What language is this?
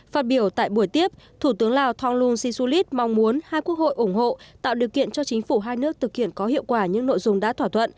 Vietnamese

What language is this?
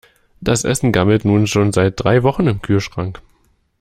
German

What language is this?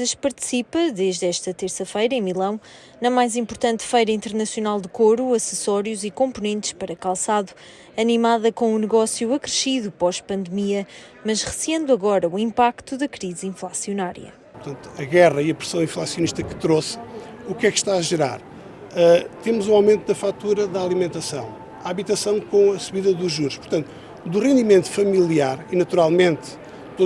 Portuguese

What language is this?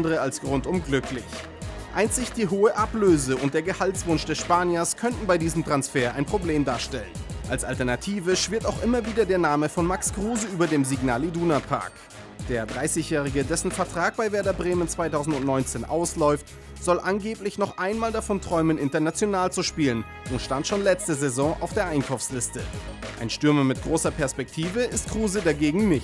German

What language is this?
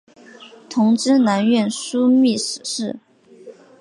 Chinese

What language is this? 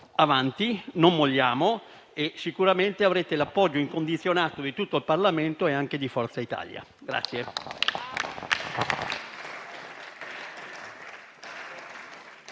Italian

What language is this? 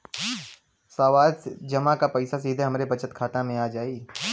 Bhojpuri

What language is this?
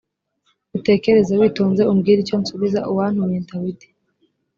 Kinyarwanda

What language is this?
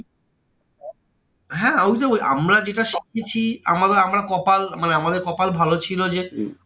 Bangla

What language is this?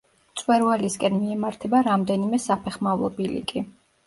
Georgian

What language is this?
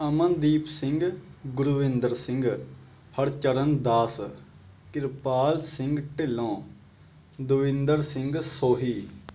Punjabi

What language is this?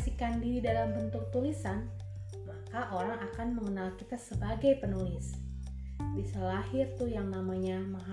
Indonesian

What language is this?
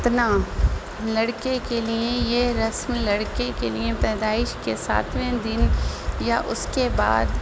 Urdu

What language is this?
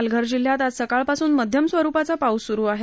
Marathi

